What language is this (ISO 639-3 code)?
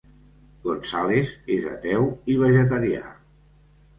cat